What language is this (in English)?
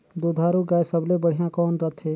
Chhattisgarhi